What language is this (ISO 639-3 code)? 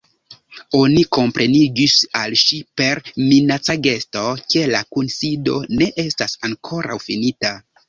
epo